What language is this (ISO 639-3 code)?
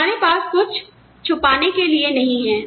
hin